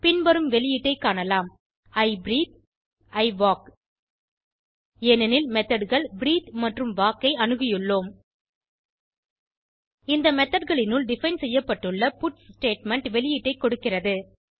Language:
Tamil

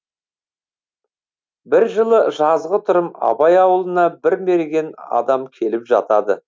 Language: Kazakh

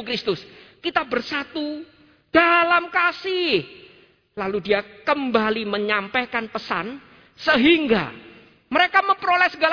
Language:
Indonesian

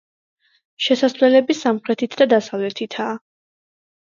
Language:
Georgian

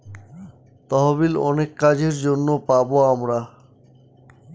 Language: Bangla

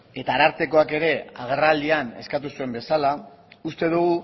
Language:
Basque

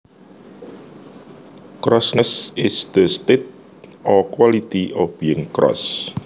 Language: Javanese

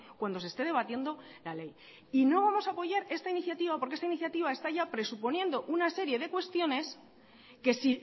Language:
Spanish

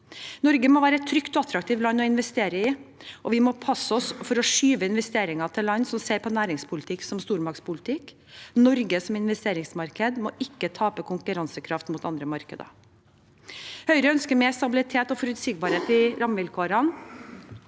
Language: Norwegian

